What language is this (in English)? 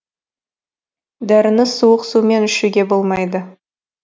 Kazakh